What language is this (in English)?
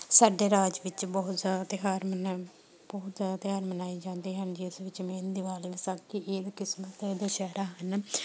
Punjabi